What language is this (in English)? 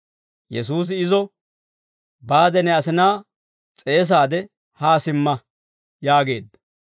Dawro